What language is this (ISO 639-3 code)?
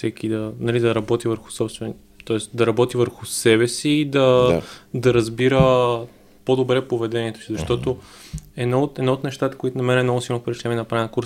bul